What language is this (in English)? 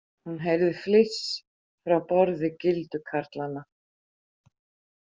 Icelandic